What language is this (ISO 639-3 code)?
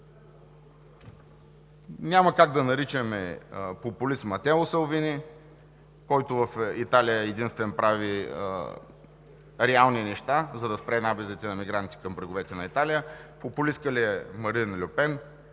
bul